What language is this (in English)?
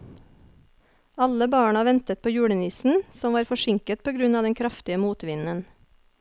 Norwegian